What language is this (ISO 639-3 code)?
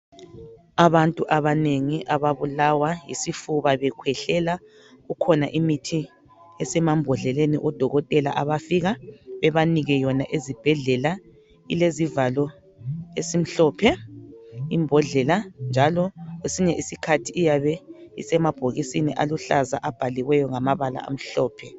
nde